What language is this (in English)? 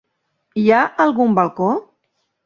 Catalan